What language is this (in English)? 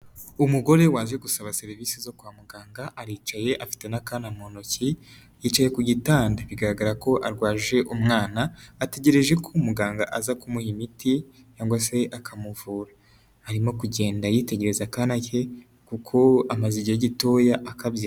Kinyarwanda